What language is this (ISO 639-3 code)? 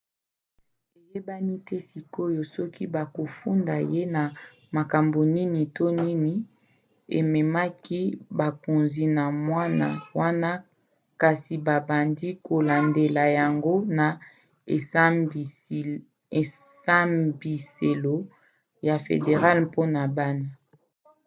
lin